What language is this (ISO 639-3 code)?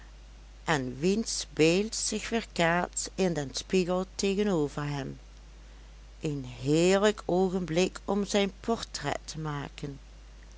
nld